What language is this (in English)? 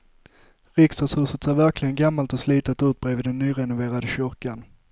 Swedish